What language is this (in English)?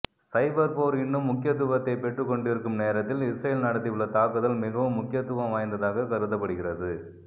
Tamil